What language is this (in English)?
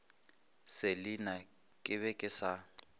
Northern Sotho